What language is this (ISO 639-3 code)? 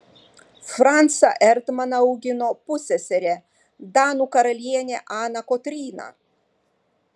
lit